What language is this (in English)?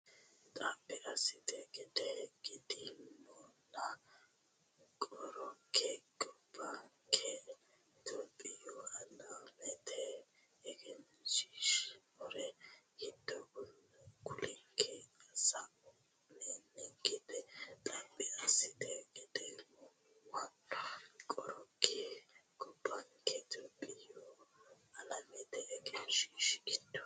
Sidamo